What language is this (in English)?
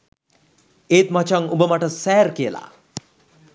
Sinhala